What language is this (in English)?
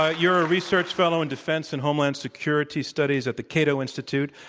English